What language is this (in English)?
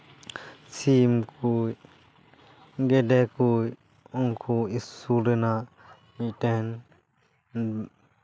Santali